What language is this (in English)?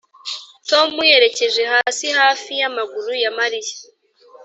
Kinyarwanda